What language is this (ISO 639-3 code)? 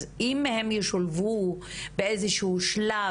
heb